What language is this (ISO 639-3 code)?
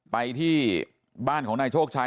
tha